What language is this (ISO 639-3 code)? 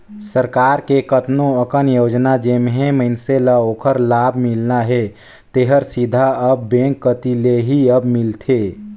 hne